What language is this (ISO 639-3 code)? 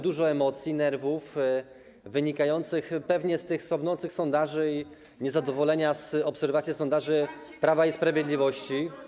pol